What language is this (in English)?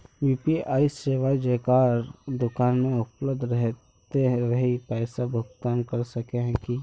Magahi